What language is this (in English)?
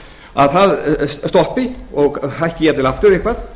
Icelandic